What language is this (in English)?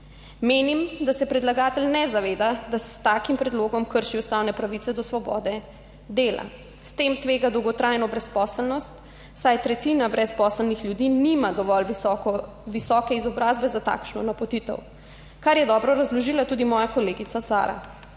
Slovenian